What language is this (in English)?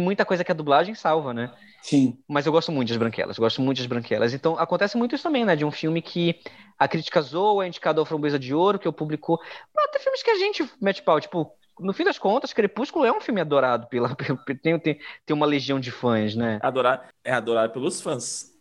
Portuguese